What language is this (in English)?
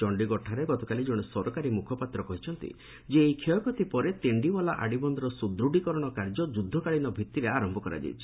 Odia